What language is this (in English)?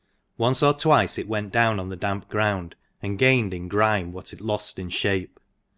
English